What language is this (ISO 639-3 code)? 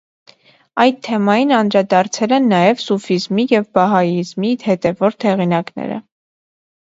hye